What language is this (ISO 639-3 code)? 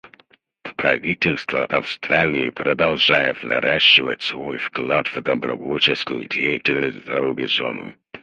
rus